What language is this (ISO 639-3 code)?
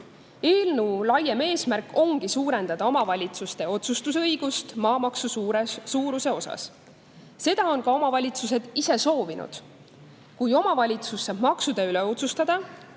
est